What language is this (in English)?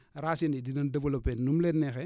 Wolof